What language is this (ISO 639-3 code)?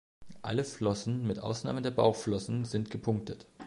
deu